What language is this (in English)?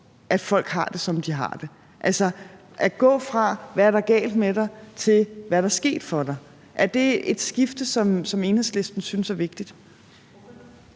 Danish